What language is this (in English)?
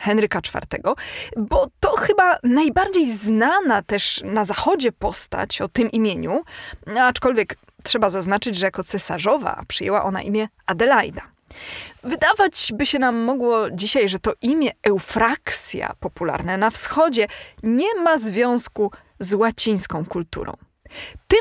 Polish